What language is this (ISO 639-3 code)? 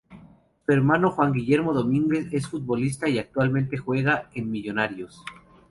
spa